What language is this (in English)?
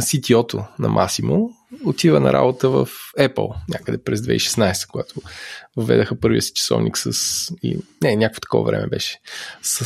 Bulgarian